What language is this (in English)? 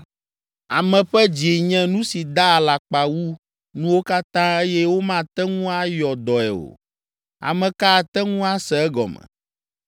Ewe